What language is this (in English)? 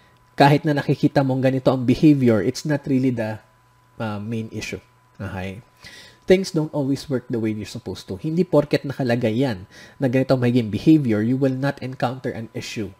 Filipino